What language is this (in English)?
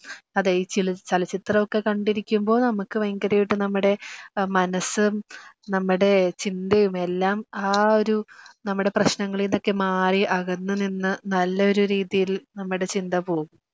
Malayalam